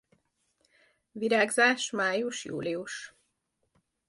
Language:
Hungarian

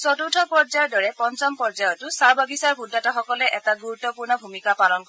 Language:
Assamese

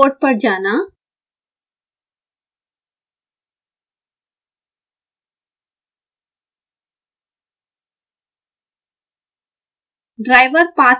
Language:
Hindi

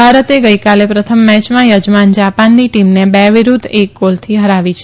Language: Gujarati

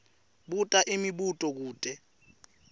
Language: Swati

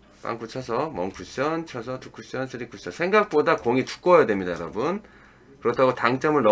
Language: Korean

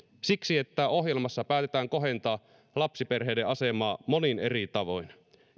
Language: Finnish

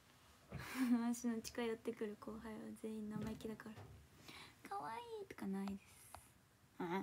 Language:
Japanese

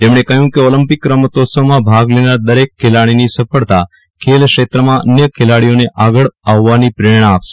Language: Gujarati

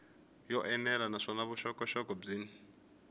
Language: Tsonga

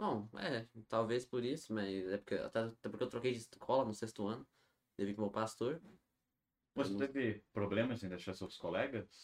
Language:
Portuguese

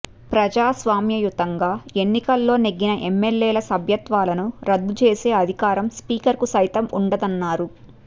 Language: Telugu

